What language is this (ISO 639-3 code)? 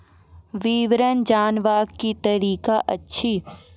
mai